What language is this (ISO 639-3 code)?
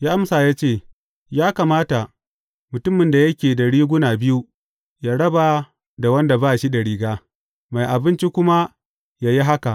hau